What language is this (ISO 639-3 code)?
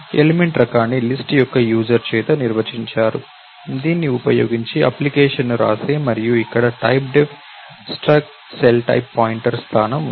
tel